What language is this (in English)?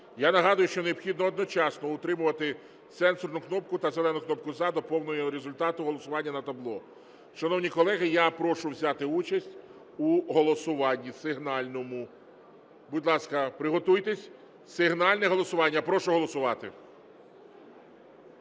Ukrainian